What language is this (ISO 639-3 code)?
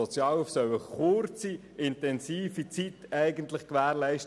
gsw